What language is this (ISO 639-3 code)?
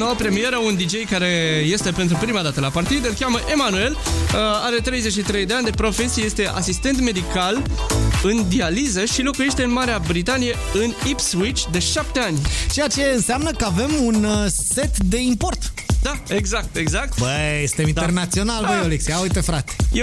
ron